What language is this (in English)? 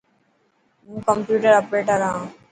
Dhatki